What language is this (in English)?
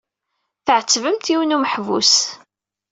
Kabyle